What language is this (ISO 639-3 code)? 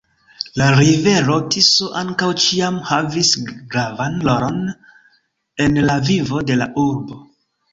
epo